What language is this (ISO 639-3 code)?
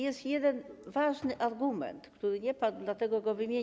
pol